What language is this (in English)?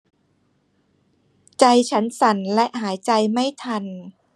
Thai